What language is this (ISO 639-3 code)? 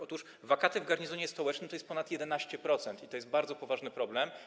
pol